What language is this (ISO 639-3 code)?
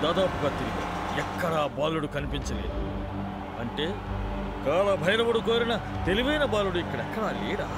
tel